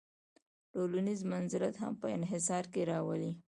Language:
Pashto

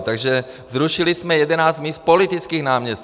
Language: Czech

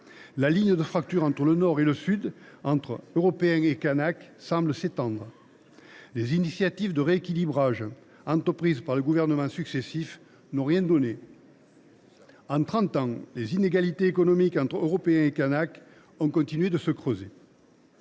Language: French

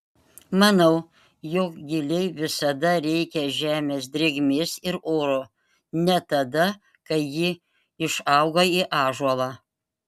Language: Lithuanian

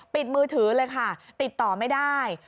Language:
Thai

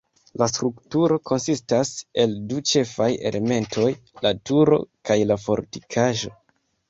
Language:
Esperanto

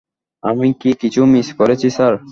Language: Bangla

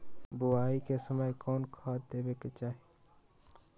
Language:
Magahi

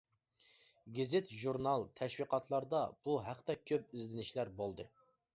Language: Uyghur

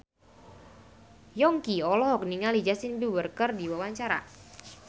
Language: Sundanese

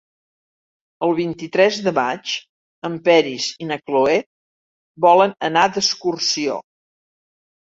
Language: Catalan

